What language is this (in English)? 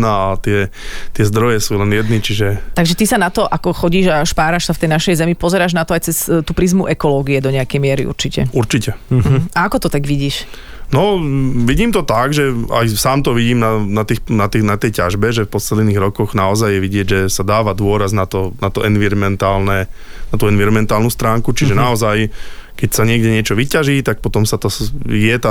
Slovak